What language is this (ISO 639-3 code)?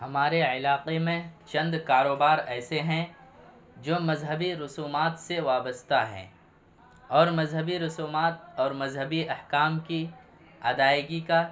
urd